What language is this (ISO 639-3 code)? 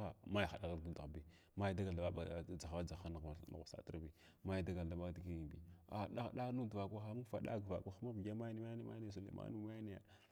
glw